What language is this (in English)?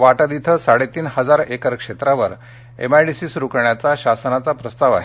Marathi